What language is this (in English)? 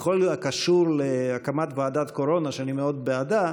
Hebrew